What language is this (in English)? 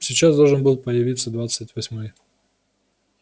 Russian